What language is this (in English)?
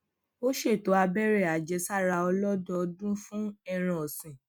Yoruba